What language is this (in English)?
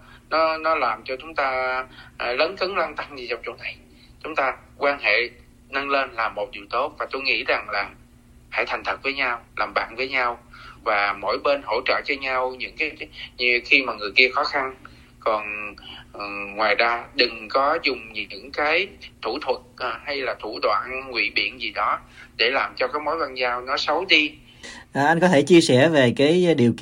Vietnamese